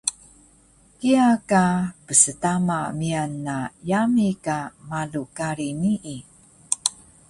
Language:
Taroko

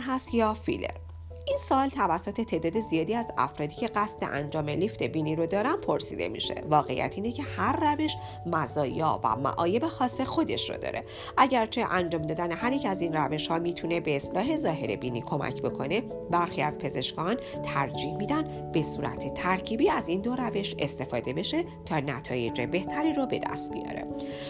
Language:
Persian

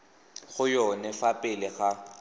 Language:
Tswana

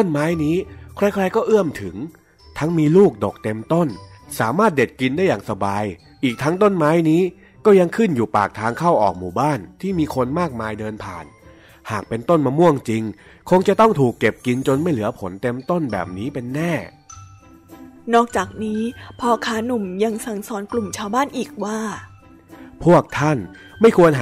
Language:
Thai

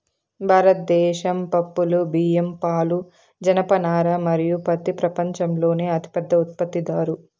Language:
Telugu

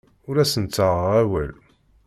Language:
Kabyle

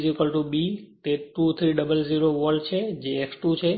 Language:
Gujarati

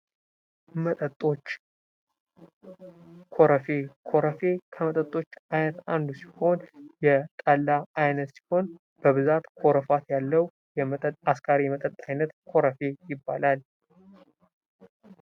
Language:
Amharic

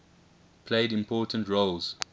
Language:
English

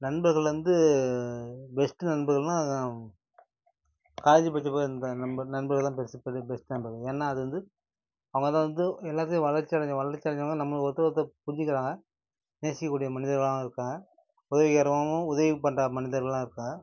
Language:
Tamil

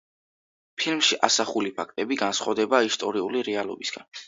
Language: Georgian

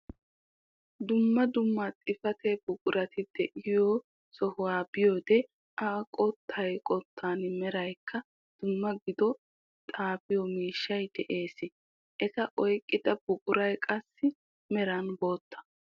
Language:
Wolaytta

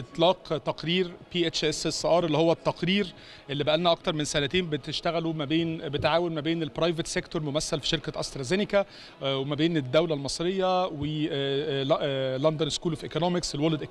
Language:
Arabic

